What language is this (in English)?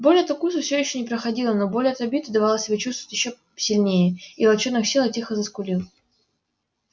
Russian